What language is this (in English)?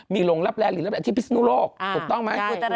Thai